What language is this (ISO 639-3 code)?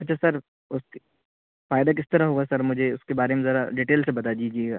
urd